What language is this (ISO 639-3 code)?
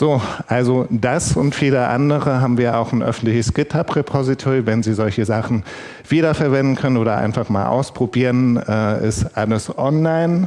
deu